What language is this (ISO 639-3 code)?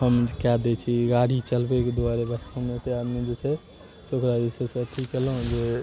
mai